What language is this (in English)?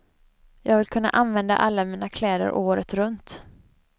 Swedish